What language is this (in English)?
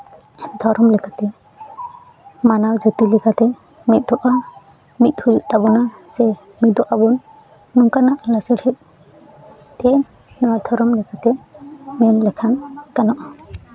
Santali